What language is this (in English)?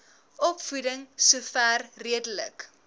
Afrikaans